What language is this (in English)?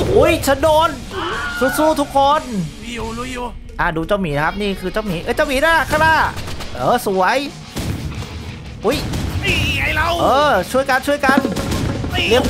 Thai